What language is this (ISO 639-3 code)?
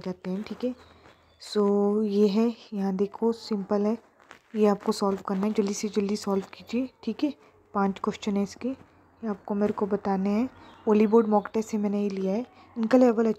hin